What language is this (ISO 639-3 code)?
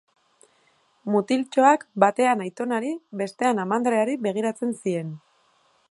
eus